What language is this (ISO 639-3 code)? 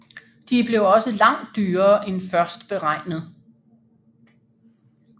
dan